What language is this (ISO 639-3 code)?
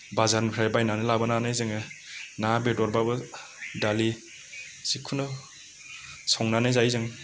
brx